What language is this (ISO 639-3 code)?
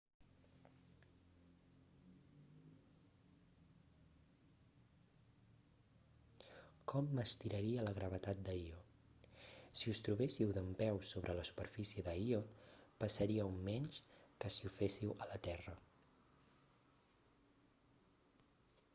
cat